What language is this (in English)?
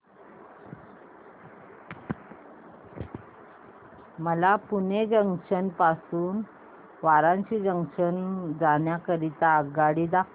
Marathi